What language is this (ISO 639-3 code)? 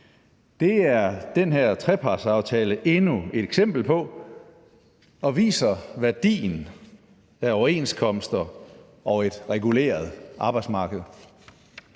dan